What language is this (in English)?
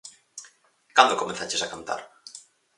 Galician